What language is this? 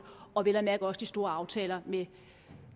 Danish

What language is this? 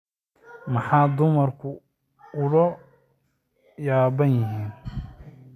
Somali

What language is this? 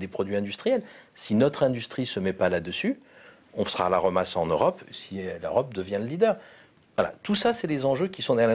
French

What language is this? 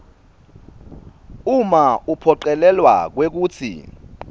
Swati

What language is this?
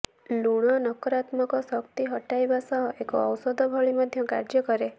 Odia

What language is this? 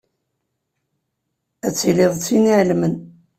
Kabyle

